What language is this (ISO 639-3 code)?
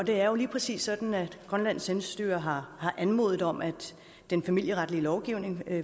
dan